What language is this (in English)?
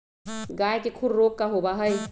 Magahi